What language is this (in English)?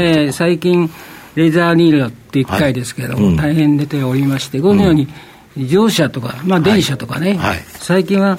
Japanese